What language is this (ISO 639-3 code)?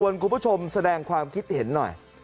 tha